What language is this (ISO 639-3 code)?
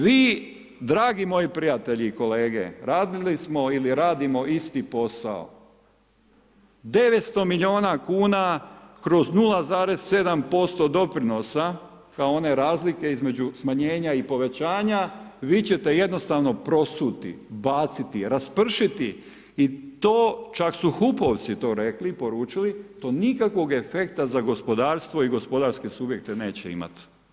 hrv